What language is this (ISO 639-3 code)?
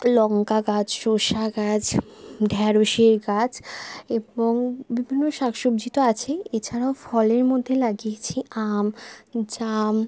ben